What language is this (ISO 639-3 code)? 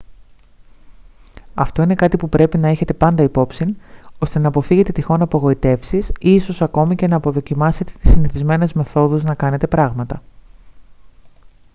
ell